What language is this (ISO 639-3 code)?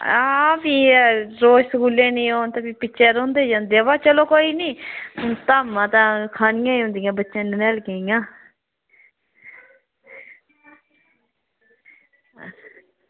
doi